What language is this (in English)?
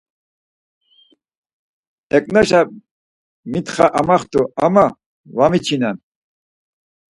Laz